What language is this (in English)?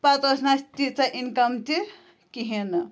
Kashmiri